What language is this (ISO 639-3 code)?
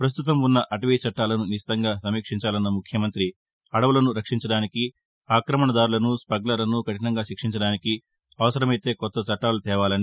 tel